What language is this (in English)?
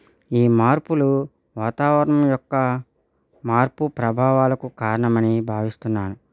Telugu